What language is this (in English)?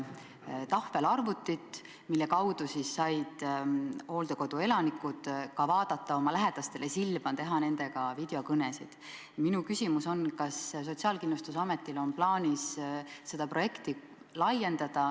Estonian